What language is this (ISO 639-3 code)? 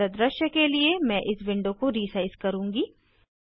hin